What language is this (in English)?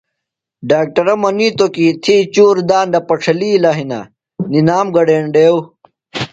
Phalura